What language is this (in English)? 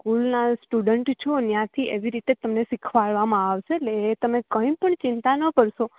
Gujarati